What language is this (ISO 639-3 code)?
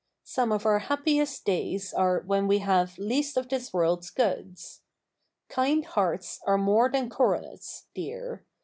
eng